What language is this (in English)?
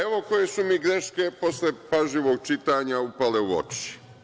Serbian